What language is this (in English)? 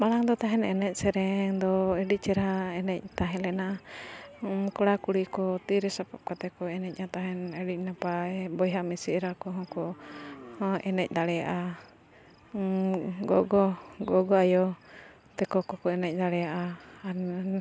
Santali